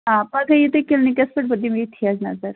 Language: Kashmiri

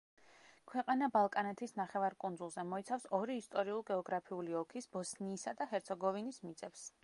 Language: Georgian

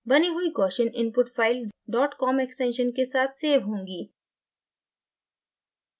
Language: Hindi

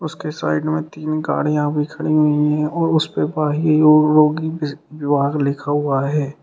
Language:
Hindi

